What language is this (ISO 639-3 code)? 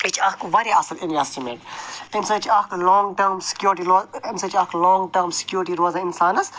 kas